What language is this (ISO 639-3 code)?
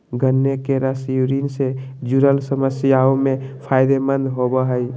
mag